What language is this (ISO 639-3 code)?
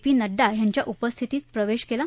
mar